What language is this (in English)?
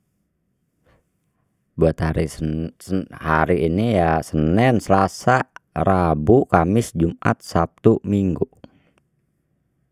Betawi